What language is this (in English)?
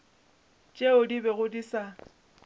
Northern Sotho